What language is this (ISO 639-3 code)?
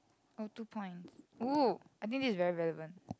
eng